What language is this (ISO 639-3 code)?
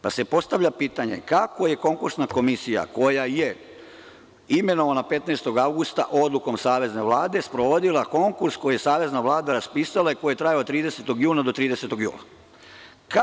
srp